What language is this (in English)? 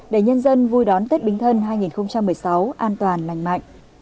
Vietnamese